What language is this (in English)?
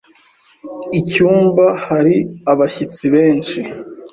Kinyarwanda